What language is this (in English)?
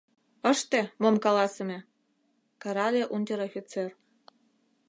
Mari